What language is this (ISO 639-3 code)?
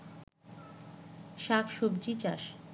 ben